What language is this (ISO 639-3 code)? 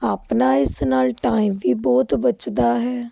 pan